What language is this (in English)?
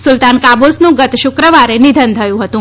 Gujarati